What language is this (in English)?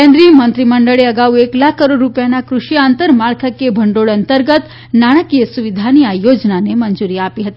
Gujarati